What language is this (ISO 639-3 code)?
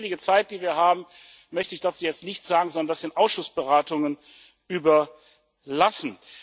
deu